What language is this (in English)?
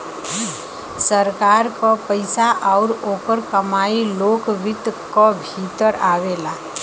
Bhojpuri